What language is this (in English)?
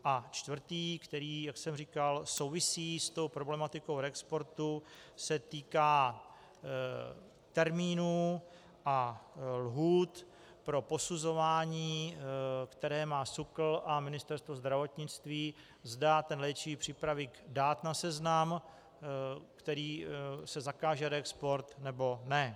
Czech